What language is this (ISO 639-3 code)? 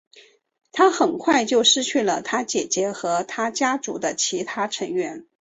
zho